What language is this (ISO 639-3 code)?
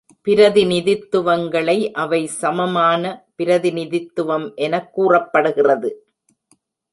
tam